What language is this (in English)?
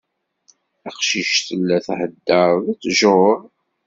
Kabyle